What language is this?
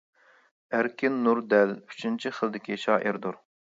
Uyghur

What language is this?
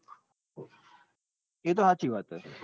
Gujarati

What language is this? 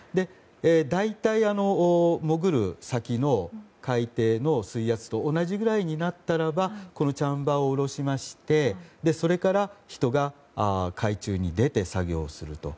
Japanese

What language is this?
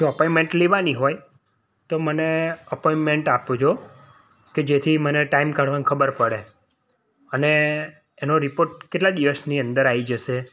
Gujarati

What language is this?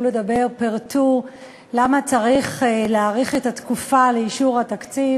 Hebrew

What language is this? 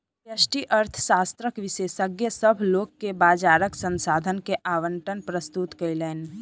Maithili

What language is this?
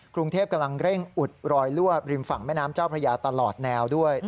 Thai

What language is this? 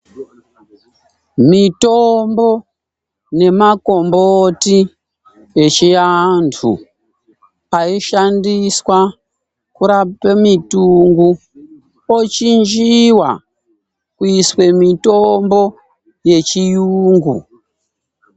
Ndau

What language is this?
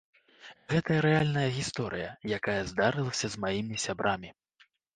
Belarusian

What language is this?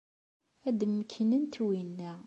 Kabyle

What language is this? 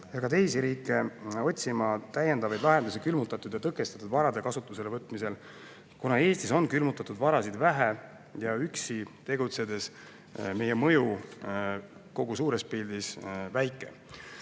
Estonian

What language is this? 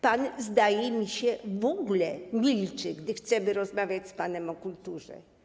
Polish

